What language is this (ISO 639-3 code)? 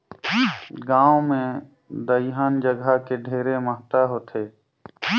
hne